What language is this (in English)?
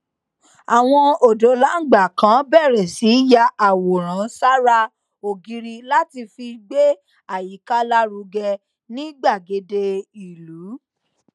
Yoruba